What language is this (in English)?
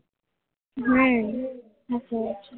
Gujarati